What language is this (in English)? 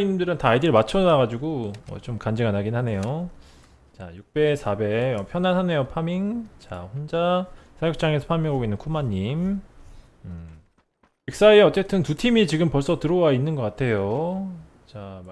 Korean